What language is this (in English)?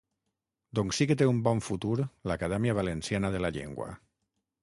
Catalan